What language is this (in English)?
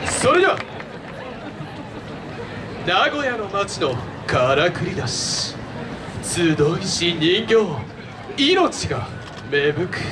Japanese